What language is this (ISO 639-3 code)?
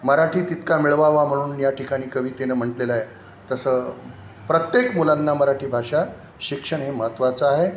mar